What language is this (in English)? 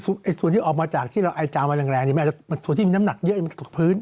Thai